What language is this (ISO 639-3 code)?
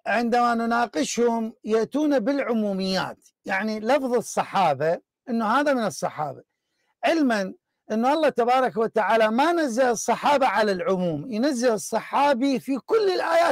ara